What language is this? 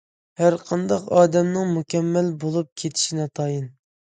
Uyghur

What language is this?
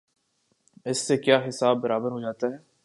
Urdu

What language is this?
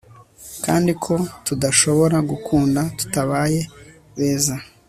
Kinyarwanda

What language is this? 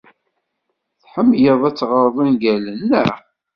Kabyle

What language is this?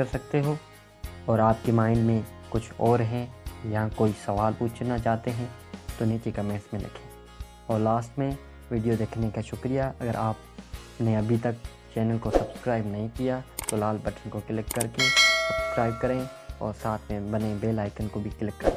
Urdu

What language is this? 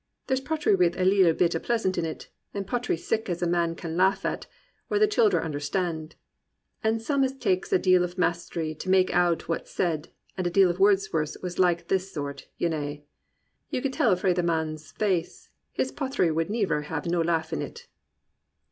English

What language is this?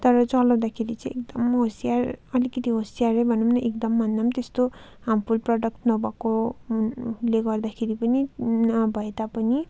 Nepali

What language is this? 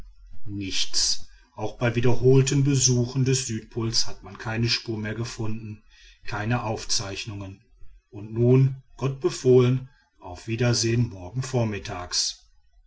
German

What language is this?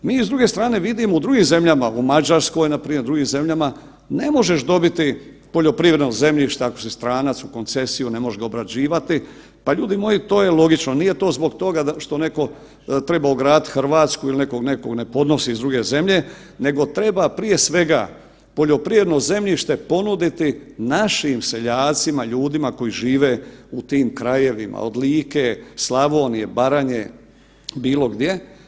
Croatian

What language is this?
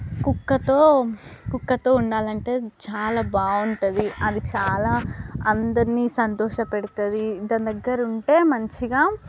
Telugu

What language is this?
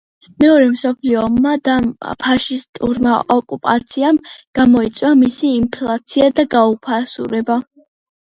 Georgian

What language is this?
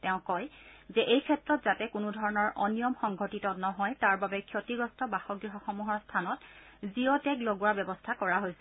Assamese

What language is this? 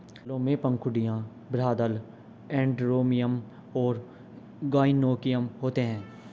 Hindi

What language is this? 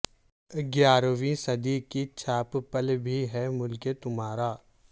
Urdu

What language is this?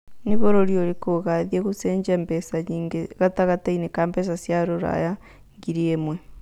Kikuyu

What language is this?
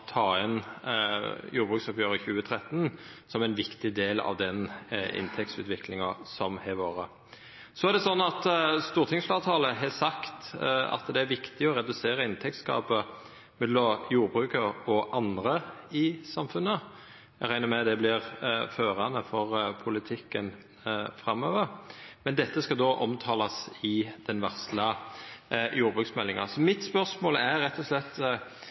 Norwegian Nynorsk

